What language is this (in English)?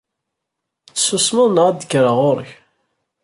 Kabyle